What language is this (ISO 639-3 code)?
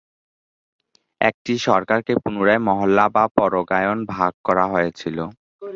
ben